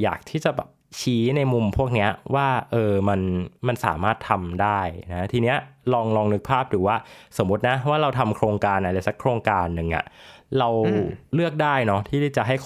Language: Thai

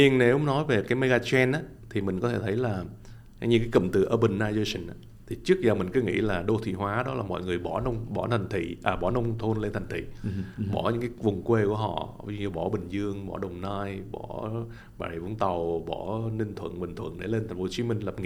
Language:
Vietnamese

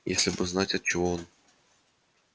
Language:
Russian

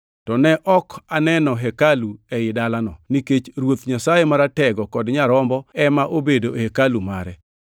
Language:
Luo (Kenya and Tanzania)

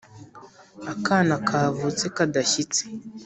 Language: Kinyarwanda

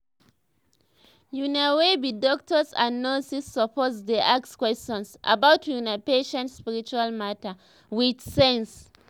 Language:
Nigerian Pidgin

